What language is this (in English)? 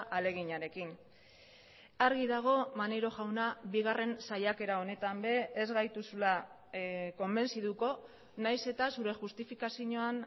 Basque